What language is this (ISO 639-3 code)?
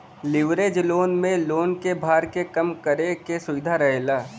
bho